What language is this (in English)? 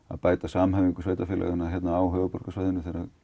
Icelandic